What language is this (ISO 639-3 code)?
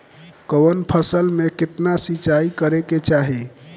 bho